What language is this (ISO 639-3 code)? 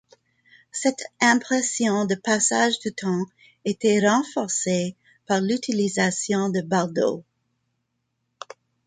fra